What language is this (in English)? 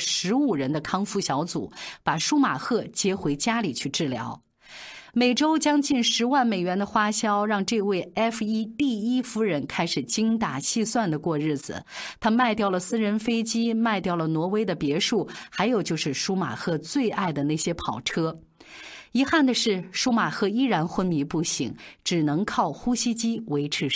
Chinese